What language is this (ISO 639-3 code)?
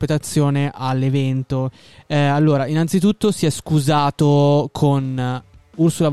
ita